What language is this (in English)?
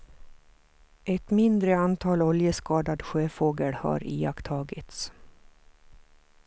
Swedish